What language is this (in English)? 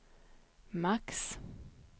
Swedish